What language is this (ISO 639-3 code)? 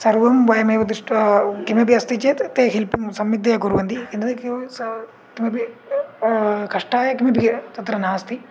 san